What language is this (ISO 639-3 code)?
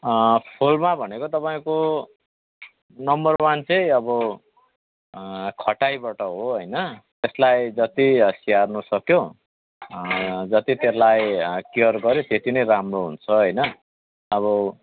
nep